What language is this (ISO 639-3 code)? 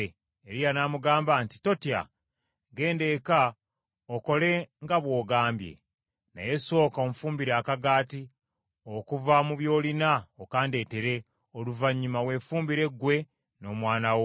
lug